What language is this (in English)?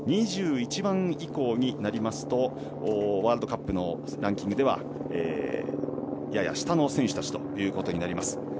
Japanese